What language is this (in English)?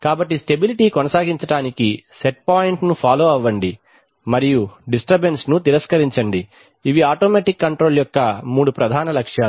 Telugu